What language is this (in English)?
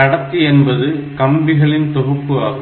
Tamil